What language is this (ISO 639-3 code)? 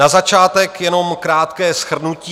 ces